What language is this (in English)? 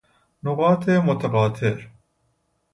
Persian